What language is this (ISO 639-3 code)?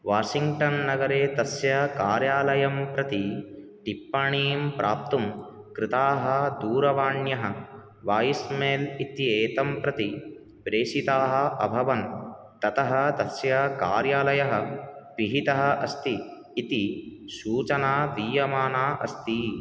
san